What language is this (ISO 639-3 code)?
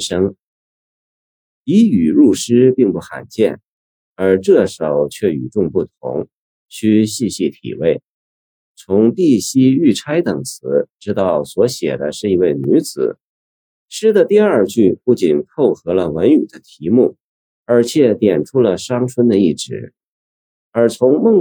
zho